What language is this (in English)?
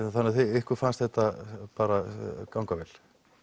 Icelandic